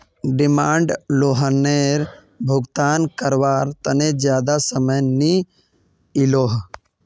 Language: Magahi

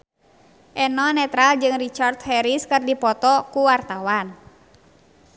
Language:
Sundanese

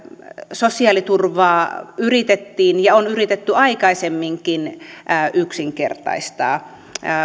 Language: Finnish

